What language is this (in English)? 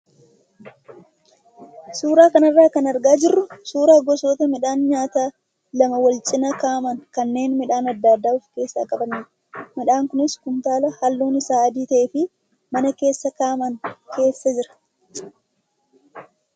Oromo